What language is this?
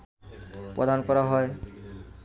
Bangla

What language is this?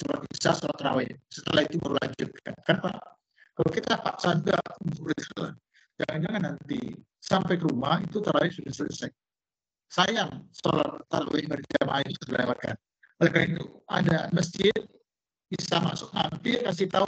Indonesian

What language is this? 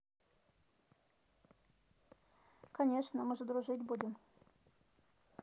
Russian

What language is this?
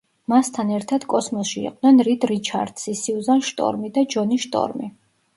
Georgian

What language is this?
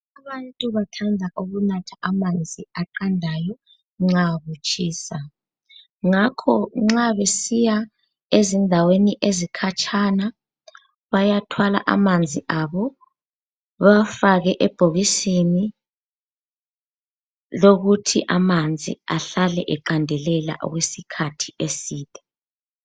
North Ndebele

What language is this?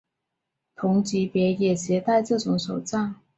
Chinese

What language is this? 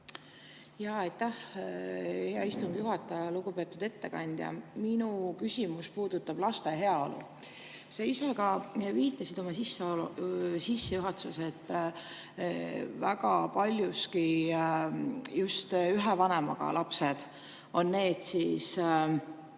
Estonian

